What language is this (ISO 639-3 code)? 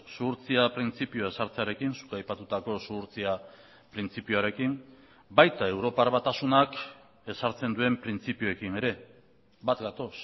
eus